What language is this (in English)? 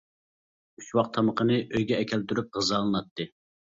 Uyghur